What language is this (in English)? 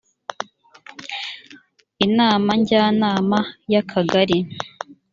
Kinyarwanda